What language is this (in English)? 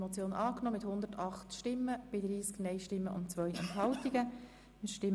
Swiss German